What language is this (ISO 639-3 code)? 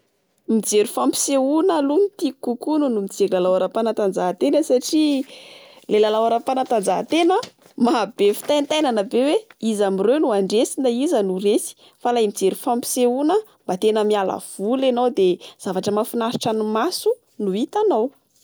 mlg